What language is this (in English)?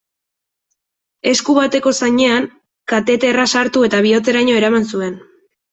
Basque